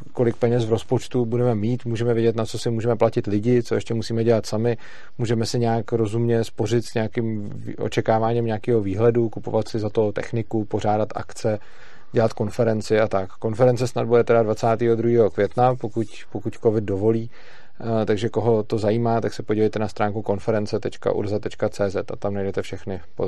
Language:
Czech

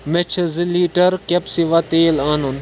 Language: Kashmiri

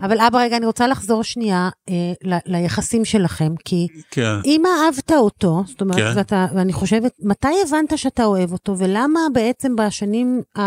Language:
Hebrew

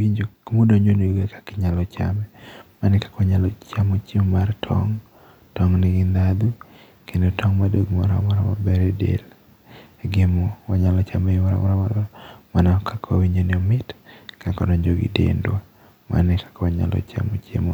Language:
Luo (Kenya and Tanzania)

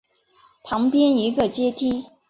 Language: Chinese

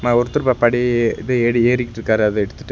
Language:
Tamil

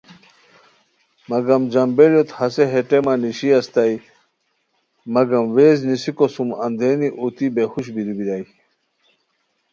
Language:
Khowar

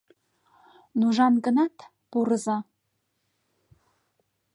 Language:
Mari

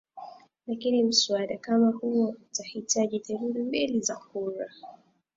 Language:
Swahili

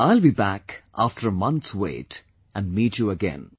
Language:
English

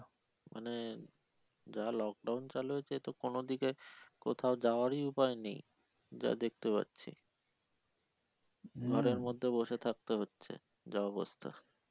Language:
Bangla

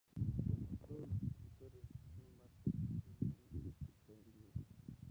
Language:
Spanish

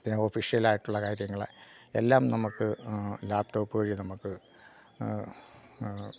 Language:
Malayalam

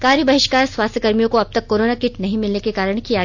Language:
Hindi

